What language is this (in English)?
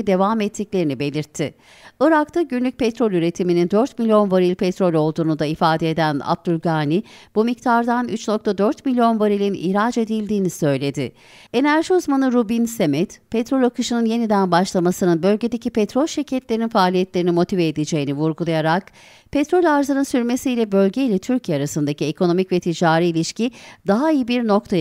Turkish